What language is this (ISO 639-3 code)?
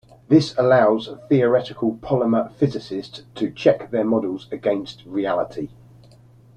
eng